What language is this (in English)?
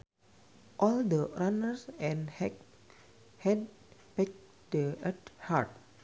Sundanese